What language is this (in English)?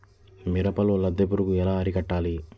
Telugu